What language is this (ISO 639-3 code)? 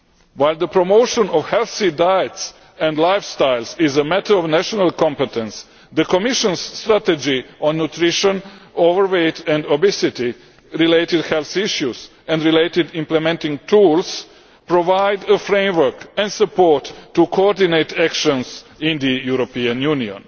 eng